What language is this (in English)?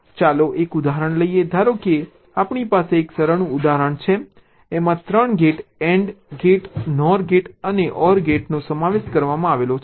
Gujarati